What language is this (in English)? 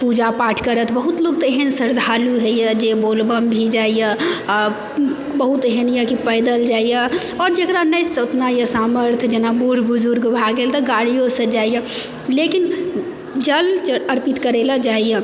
Maithili